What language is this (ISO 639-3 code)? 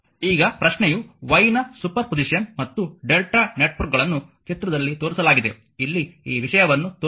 kan